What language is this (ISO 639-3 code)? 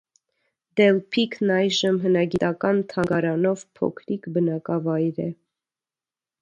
hye